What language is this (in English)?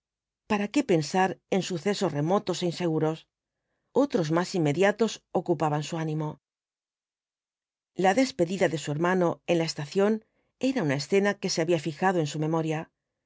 Spanish